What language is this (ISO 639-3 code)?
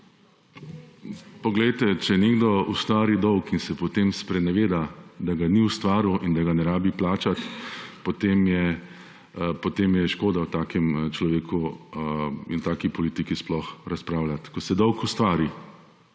slv